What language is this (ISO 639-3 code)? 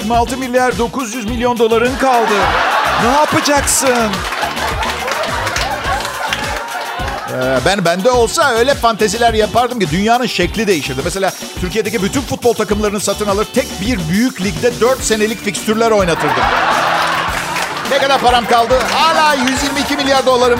tur